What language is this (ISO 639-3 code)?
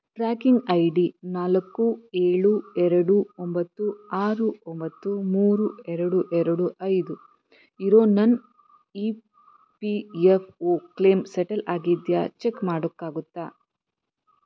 kan